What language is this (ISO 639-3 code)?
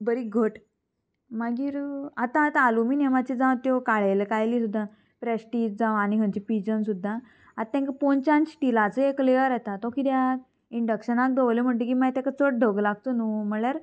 kok